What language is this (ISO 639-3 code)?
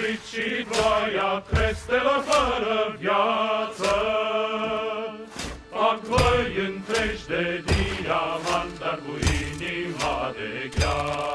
ron